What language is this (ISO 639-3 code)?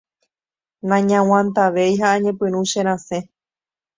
grn